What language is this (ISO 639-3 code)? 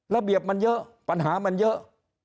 tha